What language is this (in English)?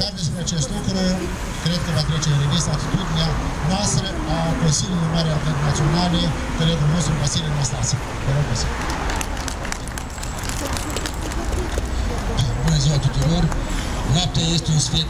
Romanian